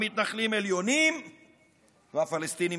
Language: Hebrew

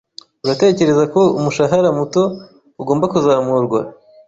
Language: Kinyarwanda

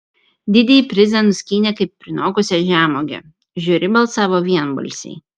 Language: Lithuanian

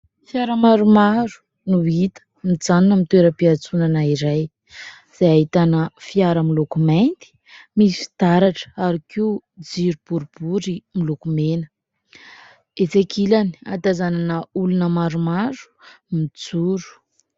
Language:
Malagasy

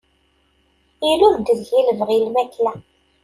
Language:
Kabyle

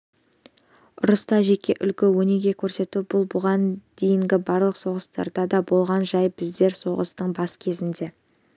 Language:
Kazakh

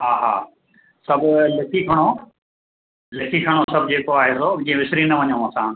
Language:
Sindhi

